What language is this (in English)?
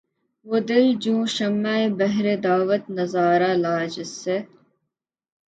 Urdu